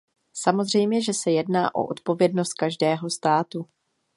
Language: Czech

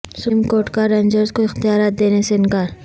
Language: Urdu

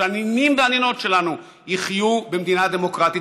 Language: Hebrew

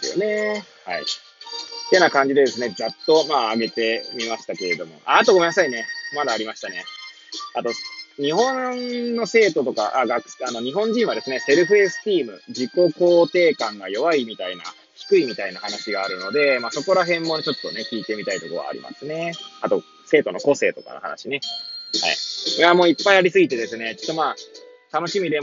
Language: Japanese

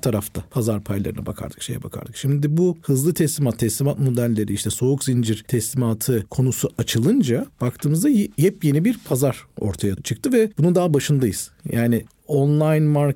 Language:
Turkish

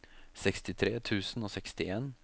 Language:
Norwegian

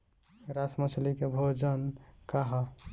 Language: Bhojpuri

